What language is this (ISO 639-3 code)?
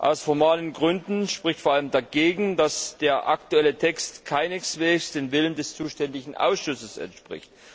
deu